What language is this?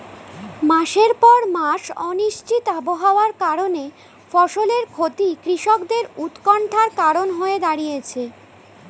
Bangla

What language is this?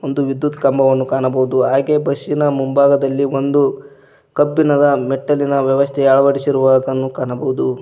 Kannada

